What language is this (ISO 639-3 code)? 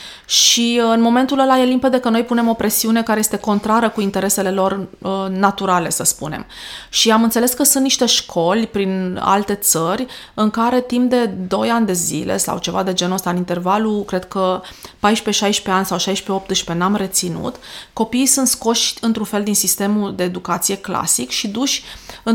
ron